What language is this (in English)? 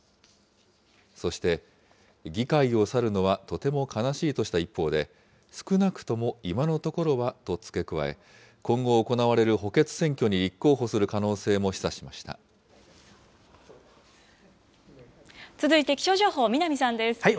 Japanese